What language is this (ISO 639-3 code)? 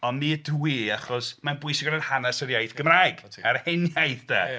cym